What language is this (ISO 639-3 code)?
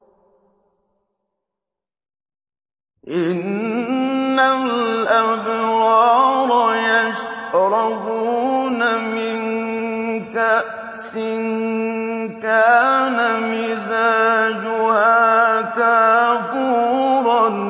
ara